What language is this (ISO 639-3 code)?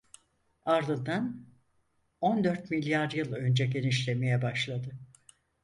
tur